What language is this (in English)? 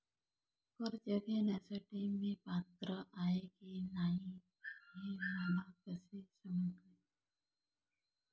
Marathi